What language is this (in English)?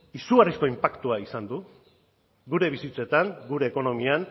Basque